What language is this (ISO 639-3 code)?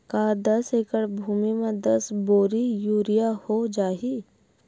hne